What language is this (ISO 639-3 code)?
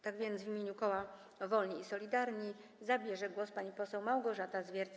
pol